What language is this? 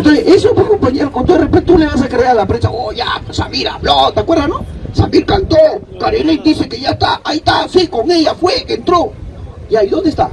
Spanish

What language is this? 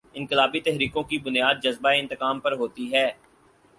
Urdu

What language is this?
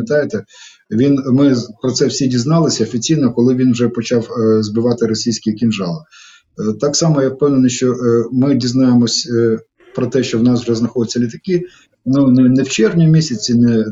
Ukrainian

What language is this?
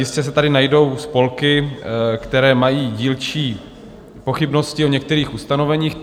Czech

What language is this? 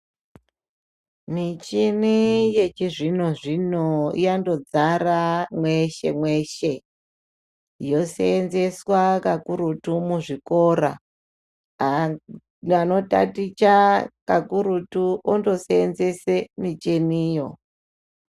Ndau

